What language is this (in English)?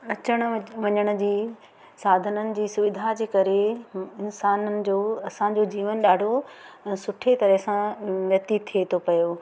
Sindhi